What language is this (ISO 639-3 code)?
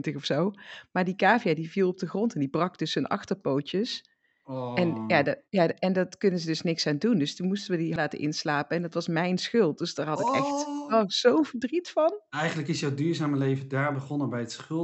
nld